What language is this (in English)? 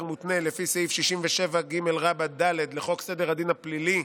Hebrew